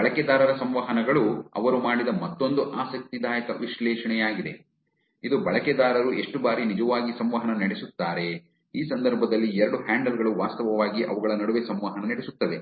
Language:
Kannada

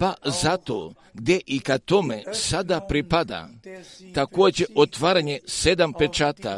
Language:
Croatian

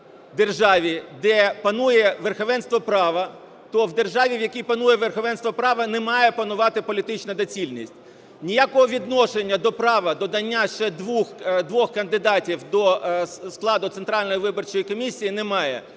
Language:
Ukrainian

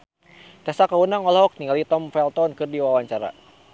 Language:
Sundanese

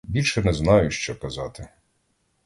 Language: Ukrainian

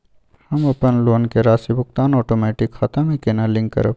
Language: Maithili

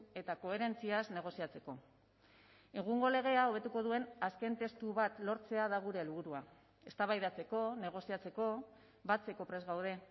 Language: Basque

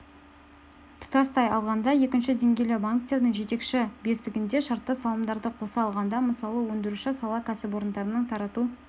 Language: Kazakh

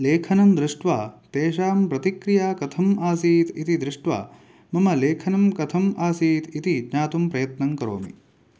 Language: Sanskrit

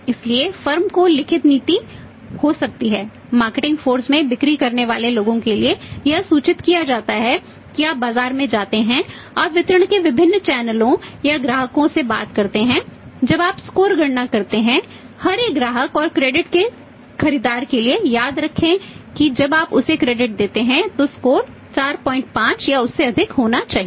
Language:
Hindi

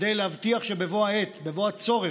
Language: Hebrew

